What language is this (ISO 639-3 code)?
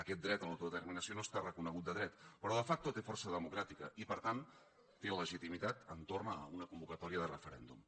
cat